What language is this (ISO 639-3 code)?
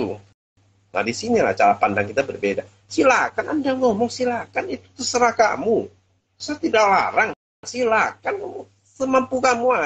ind